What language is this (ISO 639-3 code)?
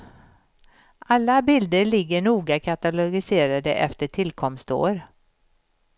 swe